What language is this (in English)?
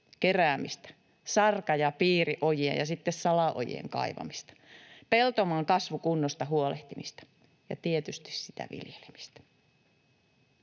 Finnish